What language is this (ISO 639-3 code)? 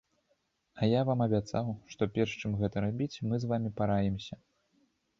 bel